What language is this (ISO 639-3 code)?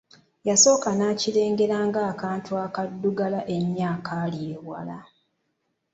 lug